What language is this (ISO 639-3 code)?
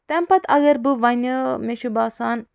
kas